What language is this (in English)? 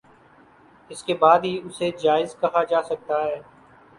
Urdu